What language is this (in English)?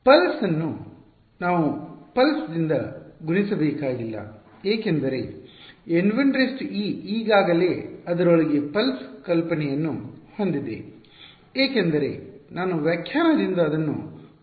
Kannada